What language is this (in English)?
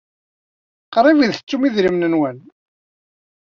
Kabyle